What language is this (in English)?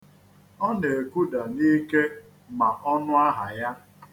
Igbo